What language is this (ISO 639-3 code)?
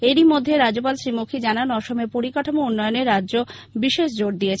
ben